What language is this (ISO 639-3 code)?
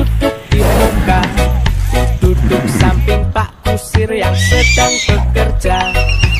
tha